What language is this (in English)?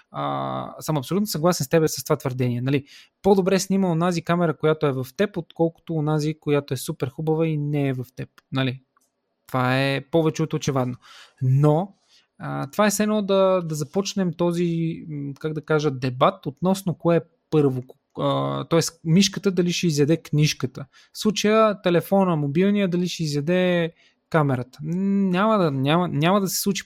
Bulgarian